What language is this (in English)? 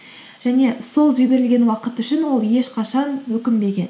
Kazakh